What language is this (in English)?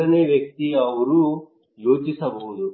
Kannada